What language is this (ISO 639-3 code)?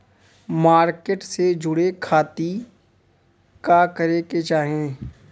bho